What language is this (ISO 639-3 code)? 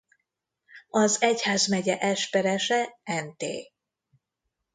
hun